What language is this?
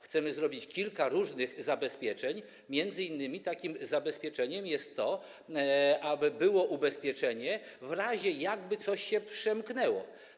Polish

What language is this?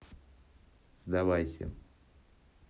Russian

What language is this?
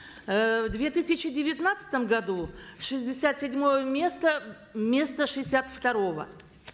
Kazakh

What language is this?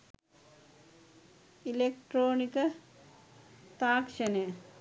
Sinhala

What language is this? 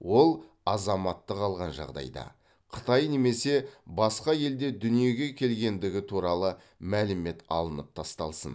Kazakh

